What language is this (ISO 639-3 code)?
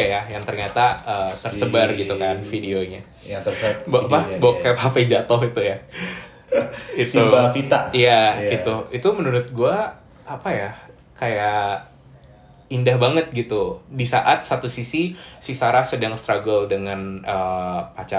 ind